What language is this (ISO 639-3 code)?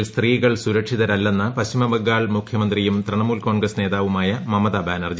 mal